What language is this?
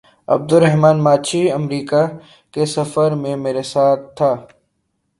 Urdu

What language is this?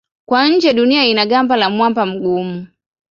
Swahili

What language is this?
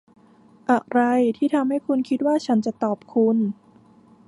Thai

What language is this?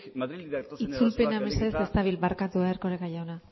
Basque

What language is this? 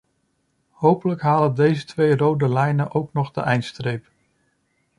Dutch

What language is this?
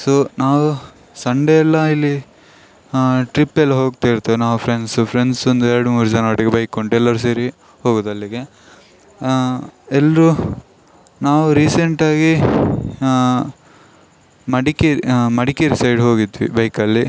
Kannada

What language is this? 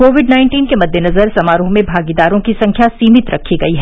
Hindi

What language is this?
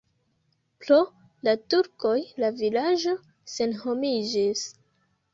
Esperanto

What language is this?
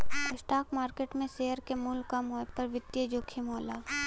Bhojpuri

